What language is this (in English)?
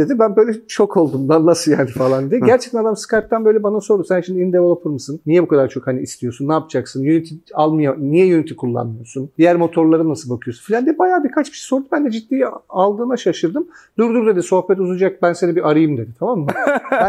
Turkish